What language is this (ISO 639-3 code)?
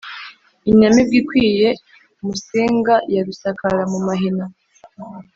kin